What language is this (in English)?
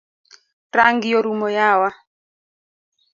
Luo (Kenya and Tanzania)